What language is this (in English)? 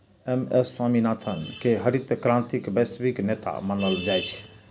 Maithili